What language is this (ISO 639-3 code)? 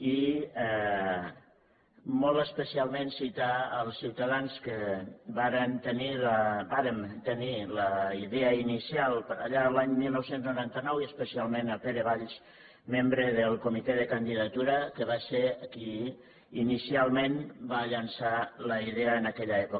cat